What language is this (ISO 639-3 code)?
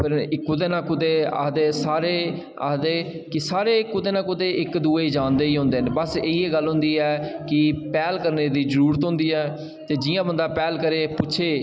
doi